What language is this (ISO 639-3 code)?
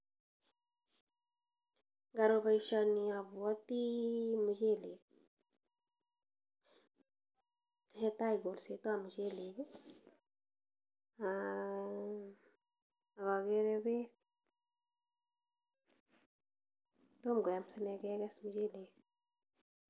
kln